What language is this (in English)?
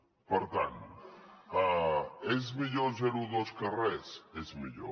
Catalan